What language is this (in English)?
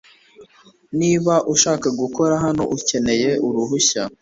Kinyarwanda